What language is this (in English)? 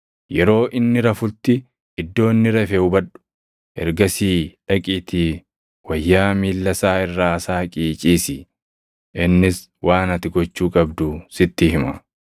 Oromo